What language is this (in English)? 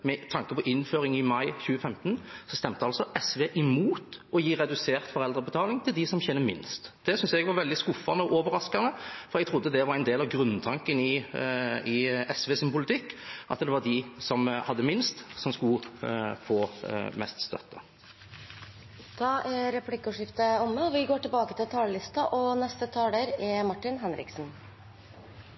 Norwegian